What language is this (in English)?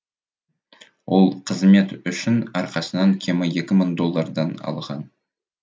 Kazakh